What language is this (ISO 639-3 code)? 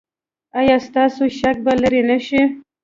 pus